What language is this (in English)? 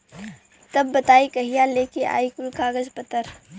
Bhojpuri